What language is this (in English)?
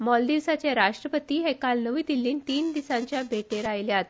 Konkani